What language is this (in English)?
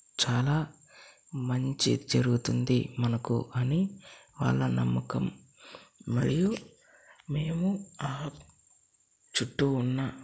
Telugu